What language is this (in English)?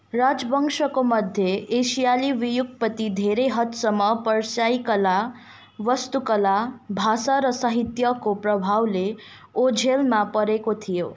Nepali